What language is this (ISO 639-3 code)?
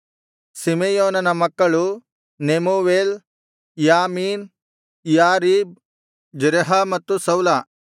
kan